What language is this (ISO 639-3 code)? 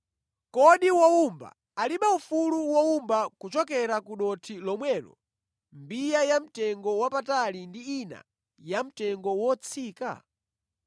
nya